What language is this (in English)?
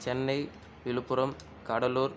Tamil